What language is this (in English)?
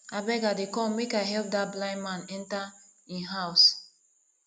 Nigerian Pidgin